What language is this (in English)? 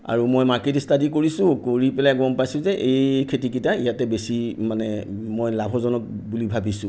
Assamese